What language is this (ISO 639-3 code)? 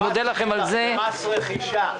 heb